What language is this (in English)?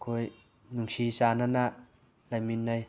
Manipuri